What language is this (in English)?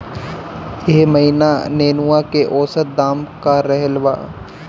Bhojpuri